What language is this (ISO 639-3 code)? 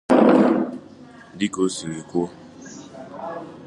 ibo